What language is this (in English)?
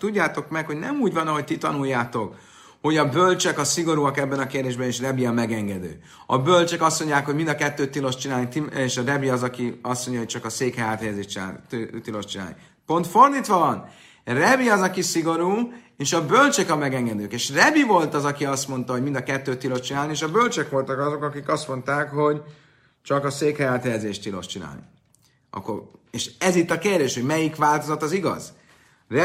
Hungarian